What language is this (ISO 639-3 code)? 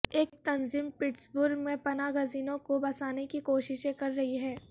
urd